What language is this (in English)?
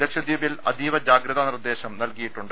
Malayalam